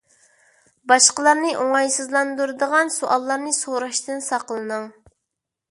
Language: Uyghur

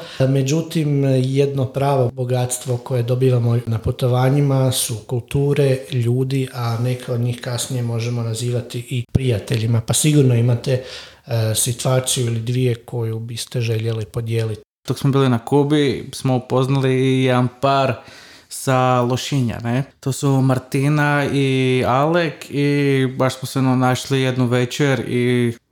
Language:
Croatian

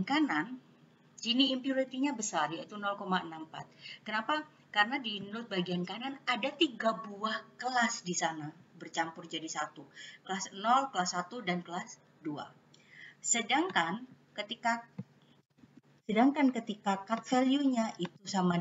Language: Indonesian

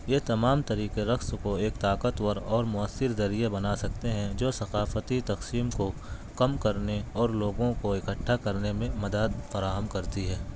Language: Urdu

